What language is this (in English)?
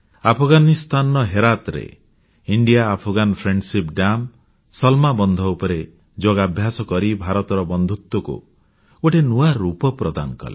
Odia